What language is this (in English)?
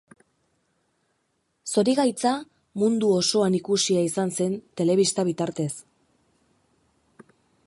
Basque